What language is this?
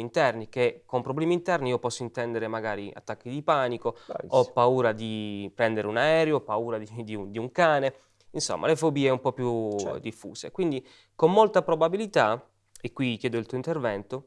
Italian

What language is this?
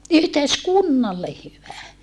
Finnish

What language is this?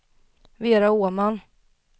Swedish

